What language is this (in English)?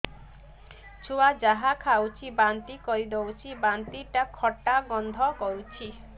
Odia